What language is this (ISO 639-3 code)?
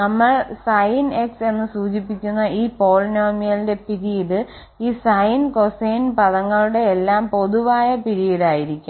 mal